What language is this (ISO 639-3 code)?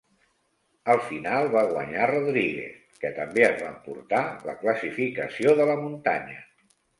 cat